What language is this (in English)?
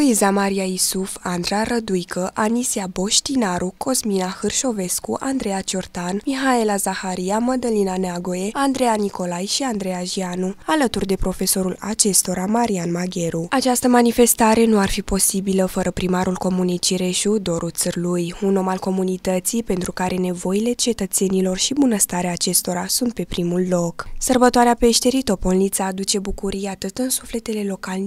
Romanian